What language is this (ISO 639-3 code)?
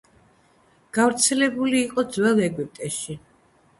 kat